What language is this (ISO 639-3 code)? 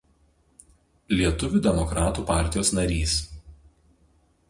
lit